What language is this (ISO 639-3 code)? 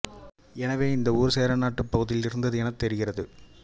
tam